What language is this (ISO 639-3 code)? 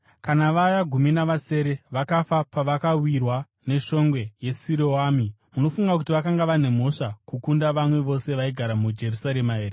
sna